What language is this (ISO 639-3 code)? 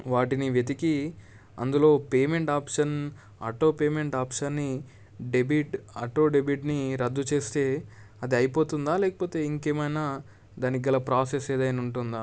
tel